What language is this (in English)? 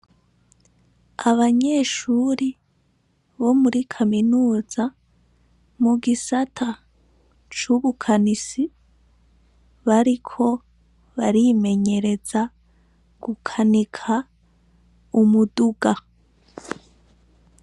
Rundi